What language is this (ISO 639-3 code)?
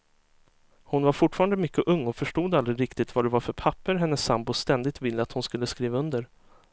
swe